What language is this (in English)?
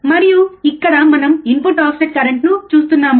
Telugu